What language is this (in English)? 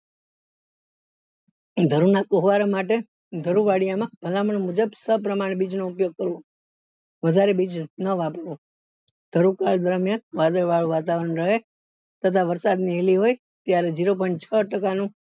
Gujarati